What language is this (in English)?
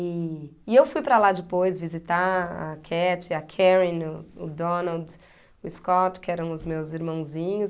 Portuguese